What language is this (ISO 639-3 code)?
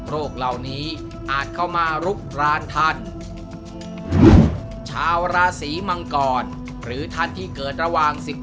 tha